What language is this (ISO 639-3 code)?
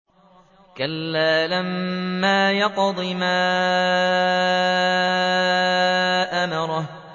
ara